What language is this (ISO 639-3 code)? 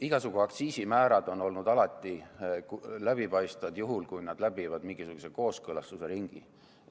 est